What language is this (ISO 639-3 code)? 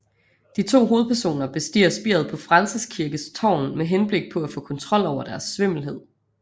dan